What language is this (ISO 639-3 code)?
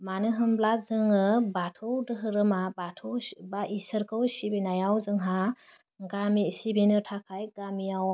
brx